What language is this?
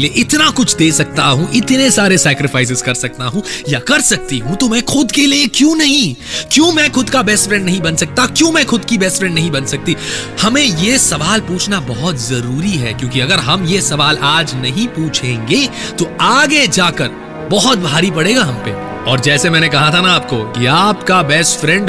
Hindi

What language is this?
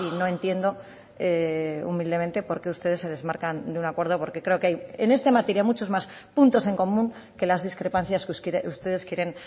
Spanish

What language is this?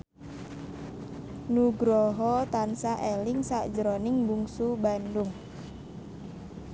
Javanese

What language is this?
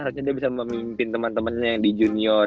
Indonesian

